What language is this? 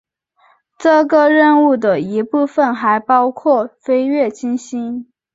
Chinese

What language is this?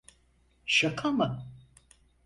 Turkish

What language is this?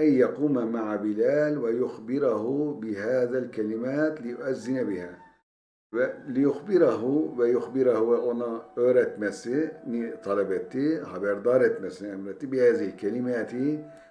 Turkish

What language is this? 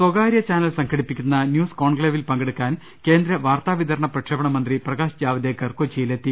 Malayalam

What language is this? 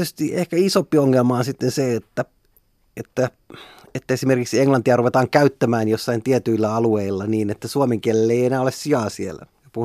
Finnish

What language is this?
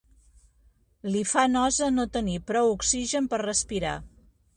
Catalan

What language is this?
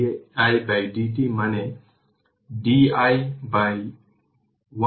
Bangla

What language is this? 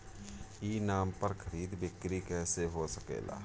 Bhojpuri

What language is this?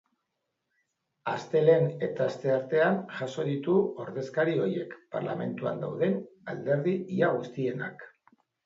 Basque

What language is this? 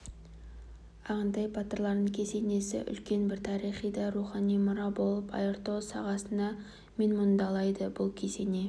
Kazakh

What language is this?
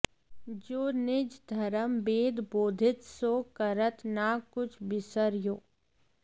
Sanskrit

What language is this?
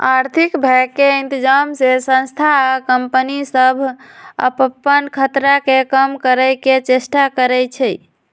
Magahi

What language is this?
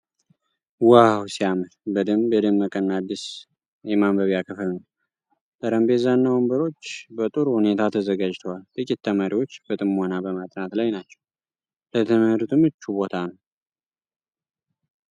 Amharic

